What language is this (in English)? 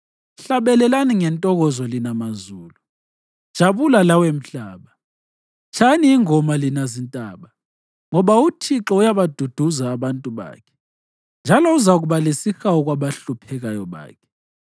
North Ndebele